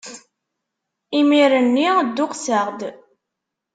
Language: Kabyle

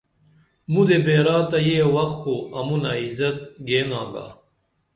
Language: Dameli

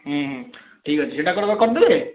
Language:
Odia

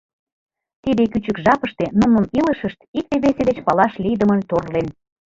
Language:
Mari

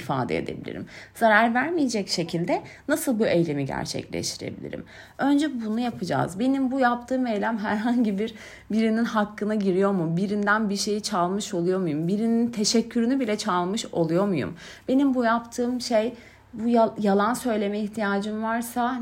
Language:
Turkish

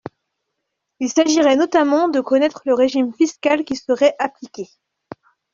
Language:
French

